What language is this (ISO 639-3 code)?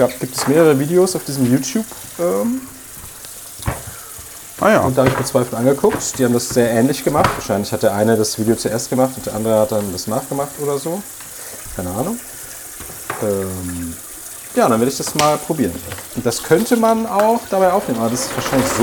deu